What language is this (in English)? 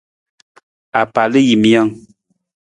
Nawdm